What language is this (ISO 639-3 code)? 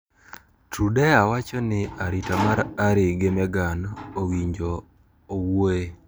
luo